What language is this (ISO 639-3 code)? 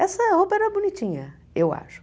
por